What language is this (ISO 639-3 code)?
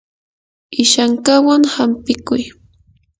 qur